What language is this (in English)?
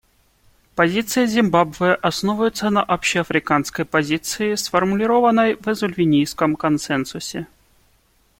Russian